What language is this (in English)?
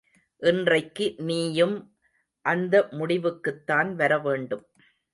Tamil